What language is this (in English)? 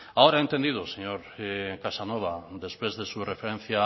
Spanish